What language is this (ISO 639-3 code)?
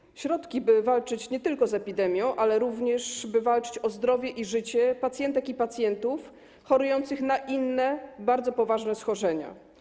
pol